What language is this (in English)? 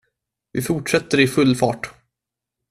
Swedish